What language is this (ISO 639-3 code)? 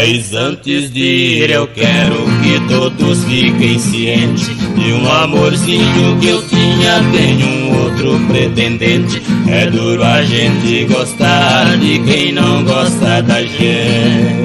por